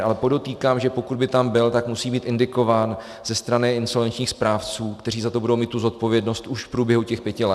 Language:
Czech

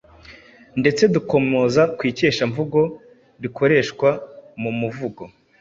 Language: Kinyarwanda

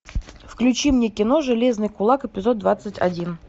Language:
Russian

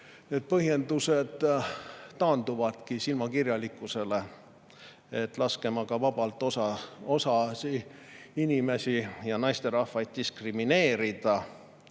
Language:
Estonian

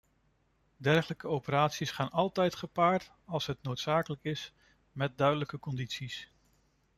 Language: Dutch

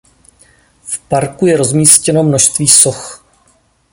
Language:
Czech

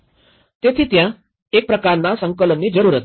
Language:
Gujarati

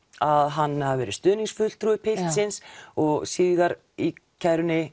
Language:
Icelandic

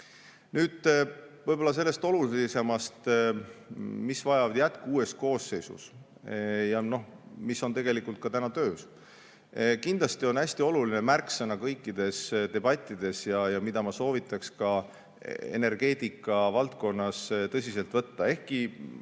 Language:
Estonian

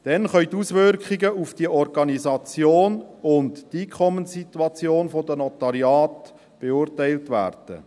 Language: Swiss German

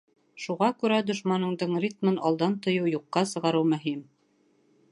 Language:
Bashkir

